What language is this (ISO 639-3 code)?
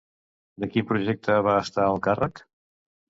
cat